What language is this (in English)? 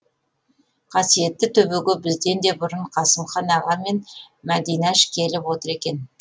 Kazakh